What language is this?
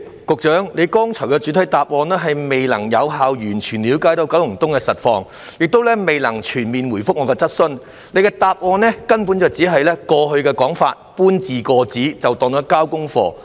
Cantonese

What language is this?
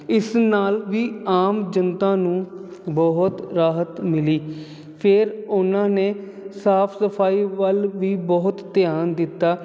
Punjabi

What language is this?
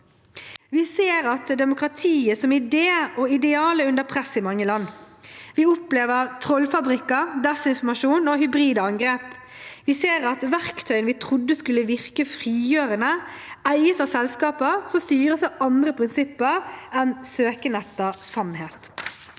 Norwegian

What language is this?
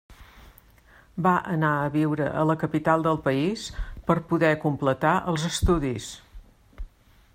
Catalan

